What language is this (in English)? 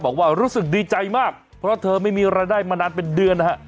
Thai